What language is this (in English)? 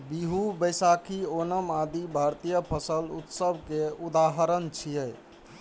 Maithili